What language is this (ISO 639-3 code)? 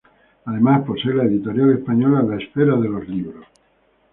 spa